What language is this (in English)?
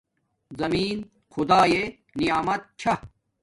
Domaaki